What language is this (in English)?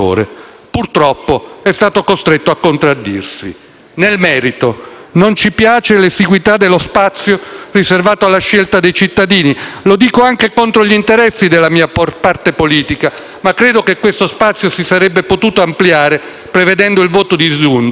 Italian